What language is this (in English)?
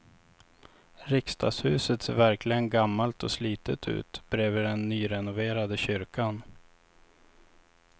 Swedish